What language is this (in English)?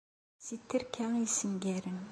Kabyle